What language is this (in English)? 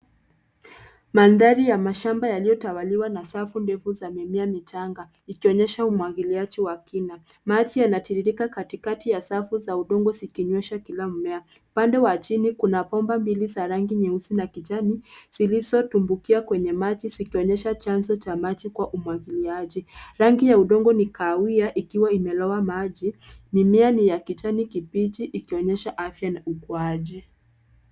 Swahili